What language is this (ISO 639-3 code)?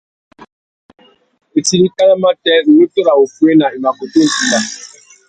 bag